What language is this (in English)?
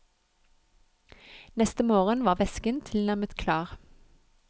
Norwegian